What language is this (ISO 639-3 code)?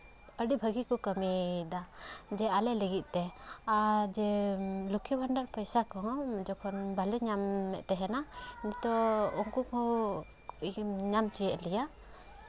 sat